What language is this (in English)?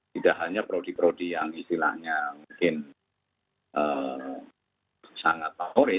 Indonesian